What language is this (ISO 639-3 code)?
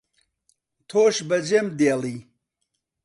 ckb